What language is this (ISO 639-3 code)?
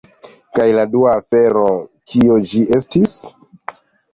epo